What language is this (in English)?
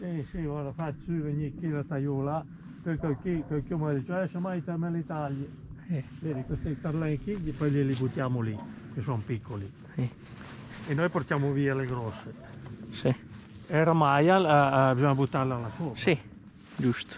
Italian